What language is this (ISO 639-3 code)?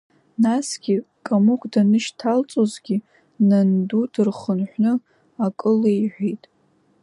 abk